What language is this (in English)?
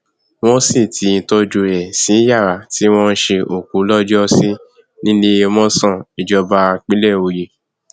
Yoruba